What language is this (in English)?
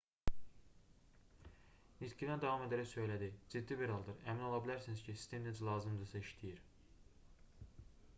Azerbaijani